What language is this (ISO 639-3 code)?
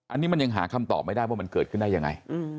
tha